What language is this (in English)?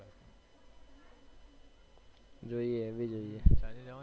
Gujarati